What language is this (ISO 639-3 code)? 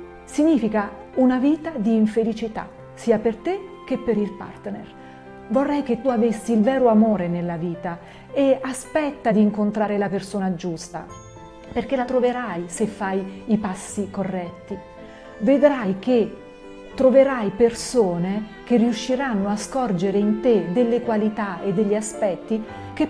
ita